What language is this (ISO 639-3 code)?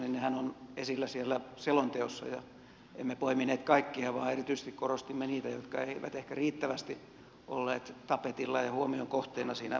fin